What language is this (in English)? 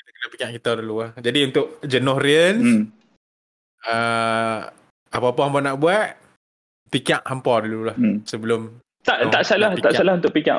Malay